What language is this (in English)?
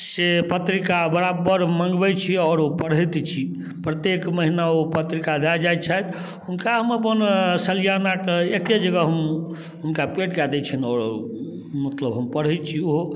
Maithili